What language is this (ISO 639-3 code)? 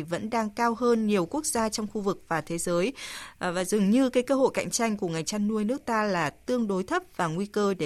vie